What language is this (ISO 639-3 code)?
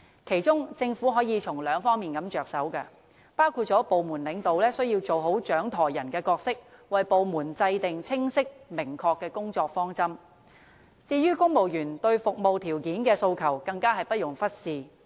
yue